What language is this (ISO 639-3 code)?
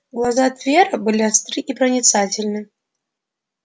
rus